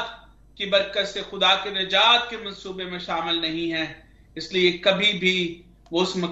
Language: Hindi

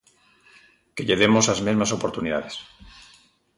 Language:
Galician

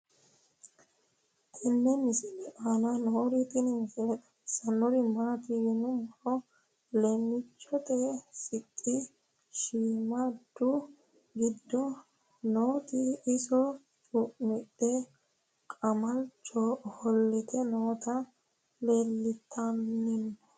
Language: Sidamo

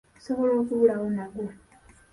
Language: Ganda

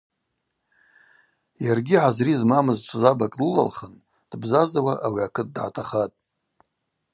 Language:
Abaza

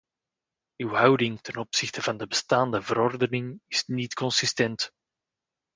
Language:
Dutch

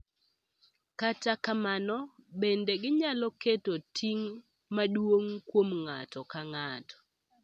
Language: Luo (Kenya and Tanzania)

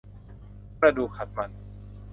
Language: Thai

